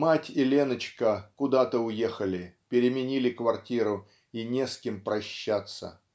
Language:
Russian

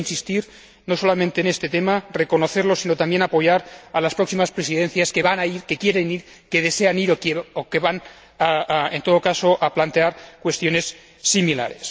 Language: Spanish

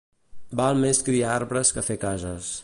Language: Catalan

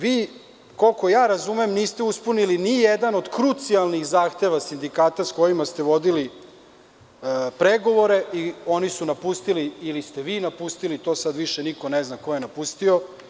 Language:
Serbian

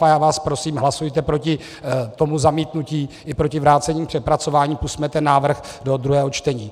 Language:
Czech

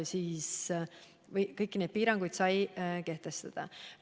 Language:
Estonian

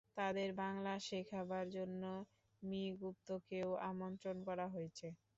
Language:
Bangla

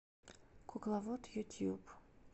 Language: Russian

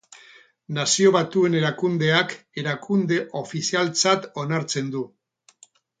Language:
Basque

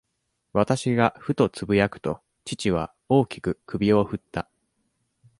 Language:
Japanese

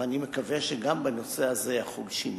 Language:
Hebrew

